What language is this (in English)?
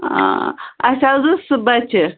Kashmiri